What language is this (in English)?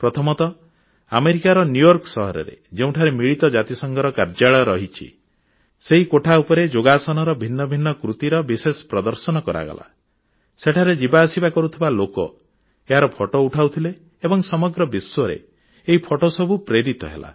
Odia